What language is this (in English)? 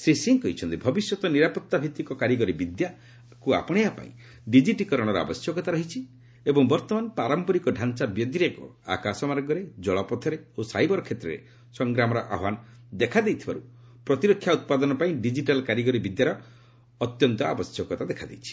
Odia